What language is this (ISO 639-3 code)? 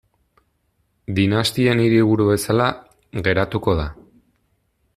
eus